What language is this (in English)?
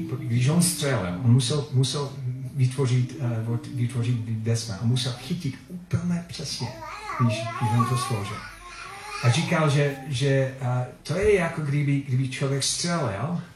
Czech